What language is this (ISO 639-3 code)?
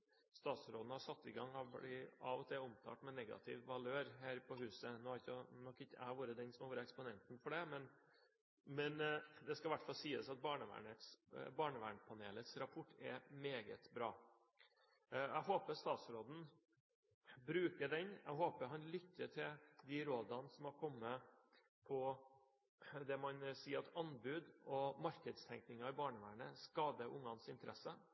nob